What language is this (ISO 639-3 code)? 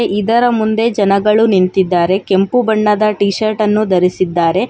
kan